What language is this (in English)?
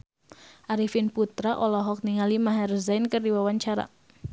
Sundanese